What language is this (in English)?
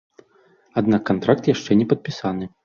Belarusian